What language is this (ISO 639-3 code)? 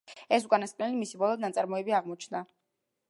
kat